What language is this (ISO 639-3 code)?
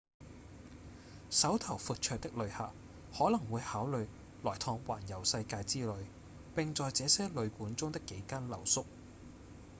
yue